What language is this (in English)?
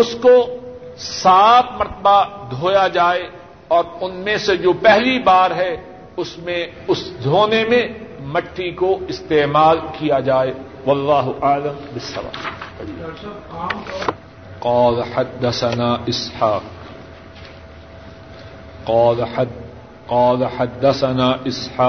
Urdu